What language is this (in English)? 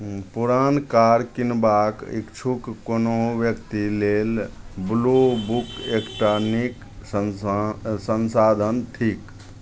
Maithili